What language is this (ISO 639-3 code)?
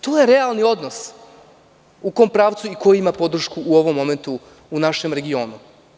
srp